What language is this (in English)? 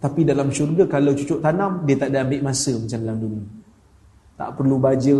Malay